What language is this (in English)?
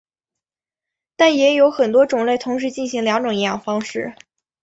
Chinese